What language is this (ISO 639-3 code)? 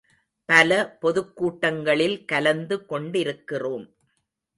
tam